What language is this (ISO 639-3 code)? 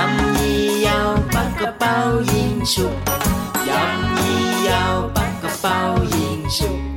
tha